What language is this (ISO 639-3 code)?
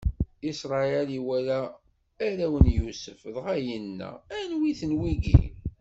kab